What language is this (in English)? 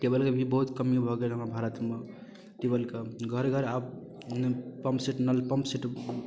Maithili